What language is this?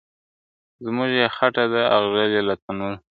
Pashto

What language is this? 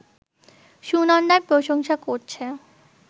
Bangla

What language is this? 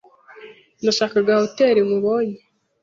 Kinyarwanda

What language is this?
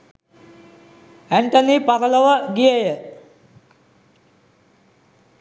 Sinhala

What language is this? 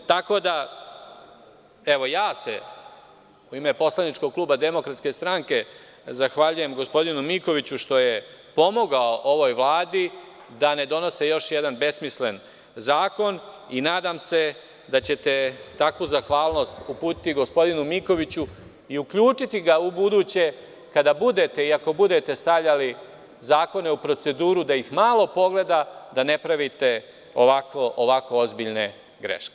Serbian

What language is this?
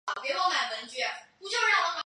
Chinese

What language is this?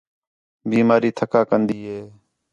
Khetrani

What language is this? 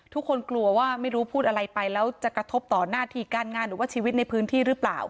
Thai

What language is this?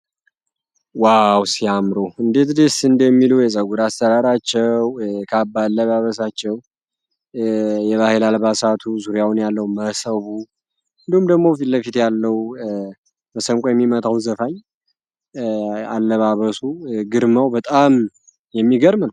Amharic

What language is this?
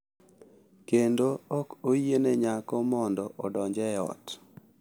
Luo (Kenya and Tanzania)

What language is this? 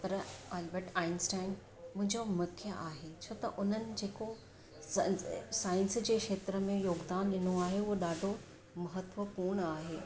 Sindhi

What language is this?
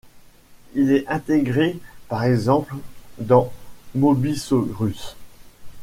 French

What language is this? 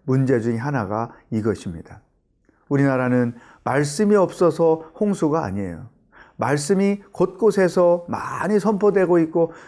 Korean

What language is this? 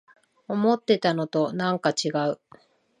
Japanese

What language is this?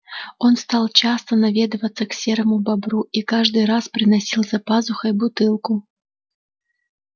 Russian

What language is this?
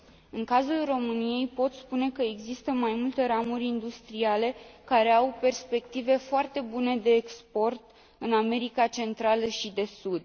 Romanian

